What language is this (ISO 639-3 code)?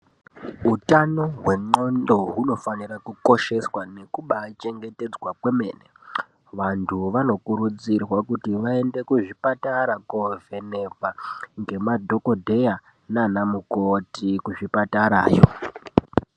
ndc